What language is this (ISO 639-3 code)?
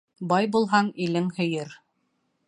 bak